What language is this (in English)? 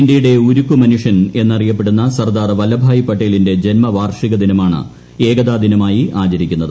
Malayalam